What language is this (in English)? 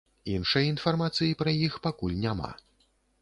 Belarusian